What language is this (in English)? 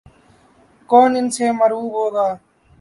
Urdu